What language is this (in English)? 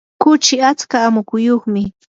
Yanahuanca Pasco Quechua